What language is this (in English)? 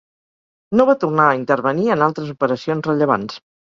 Catalan